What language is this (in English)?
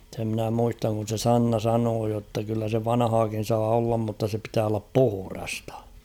Finnish